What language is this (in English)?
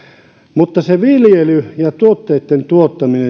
Finnish